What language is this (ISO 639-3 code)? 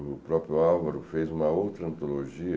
por